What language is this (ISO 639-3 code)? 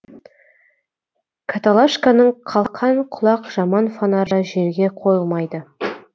kaz